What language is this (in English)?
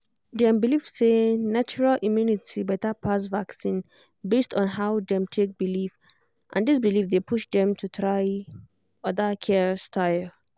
Nigerian Pidgin